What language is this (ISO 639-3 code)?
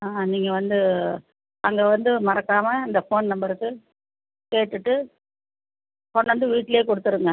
tam